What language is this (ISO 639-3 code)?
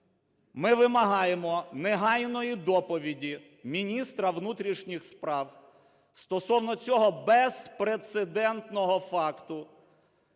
ukr